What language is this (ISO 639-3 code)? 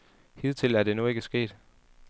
dan